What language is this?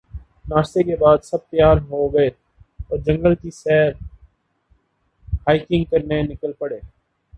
Urdu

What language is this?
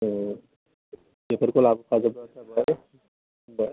Bodo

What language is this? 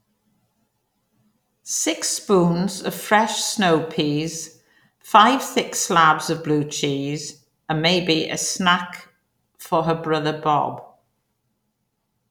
English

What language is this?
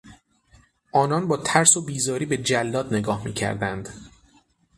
Persian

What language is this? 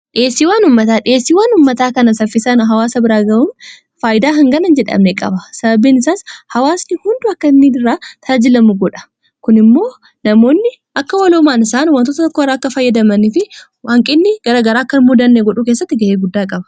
Oromo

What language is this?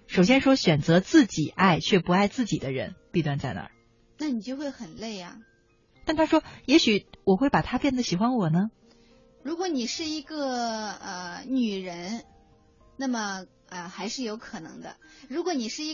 Chinese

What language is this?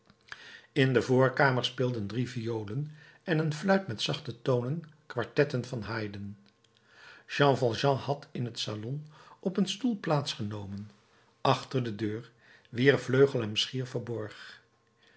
Dutch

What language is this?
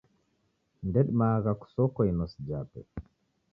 Taita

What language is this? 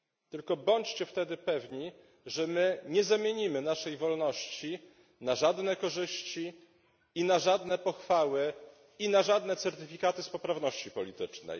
Polish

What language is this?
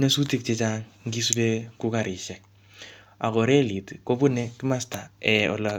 Kalenjin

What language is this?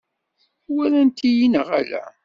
Kabyle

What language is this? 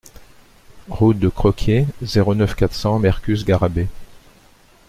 French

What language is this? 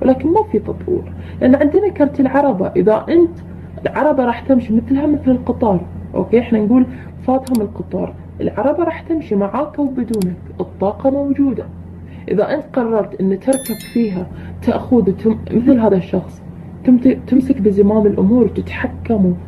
Arabic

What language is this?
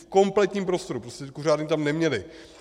Czech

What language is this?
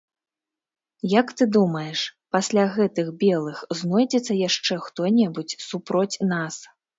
Belarusian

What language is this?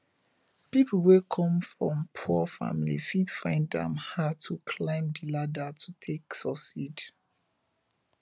Nigerian Pidgin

